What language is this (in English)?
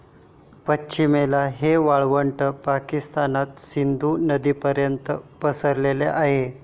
Marathi